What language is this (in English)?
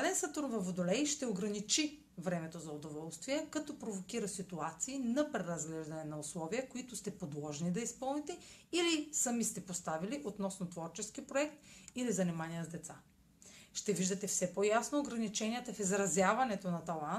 Bulgarian